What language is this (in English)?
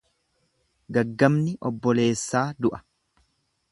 Oromo